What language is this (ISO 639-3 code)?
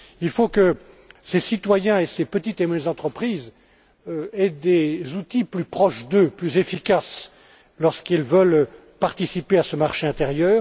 fra